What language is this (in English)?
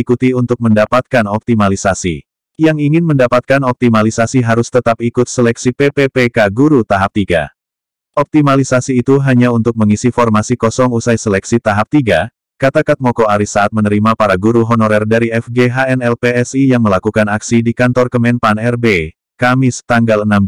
Indonesian